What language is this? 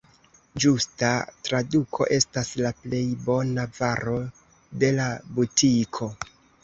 Esperanto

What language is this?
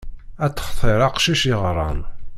Kabyle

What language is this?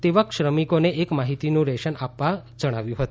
Gujarati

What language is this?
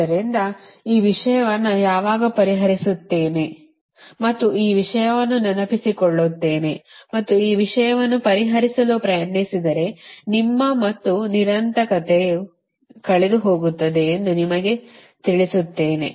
Kannada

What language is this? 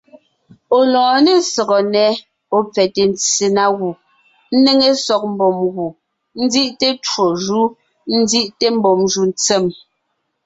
Ngiemboon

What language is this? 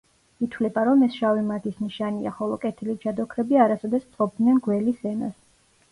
Georgian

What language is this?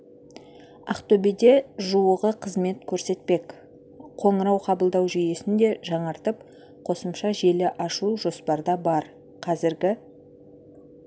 Kazakh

